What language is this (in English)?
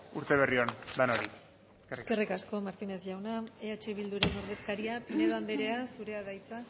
Basque